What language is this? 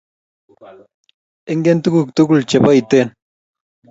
Kalenjin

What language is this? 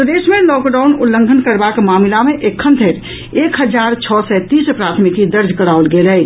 Maithili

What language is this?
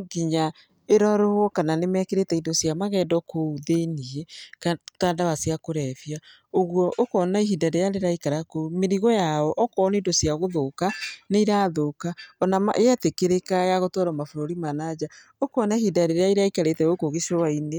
Kikuyu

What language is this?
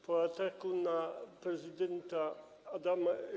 Polish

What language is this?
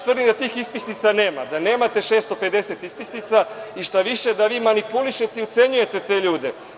Serbian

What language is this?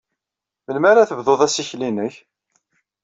Kabyle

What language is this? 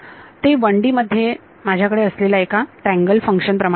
Marathi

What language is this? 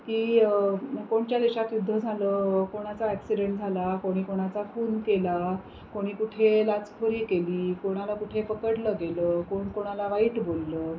Marathi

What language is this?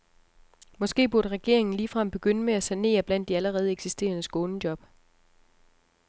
Danish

